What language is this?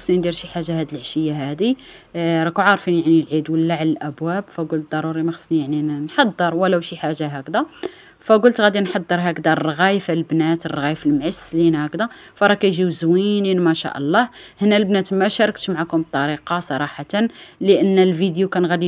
Arabic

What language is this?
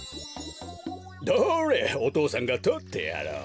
Japanese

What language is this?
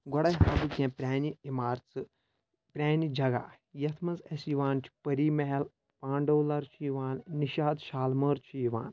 Kashmiri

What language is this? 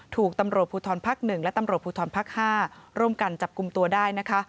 Thai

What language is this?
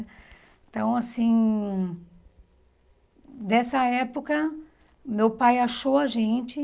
Portuguese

